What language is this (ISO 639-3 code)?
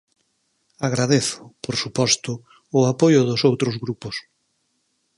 glg